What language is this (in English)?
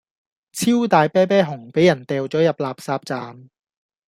Cantonese